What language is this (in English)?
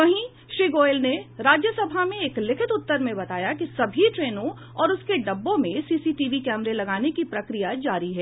Hindi